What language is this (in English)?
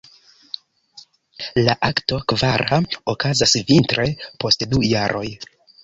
Esperanto